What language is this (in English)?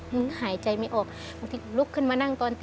Thai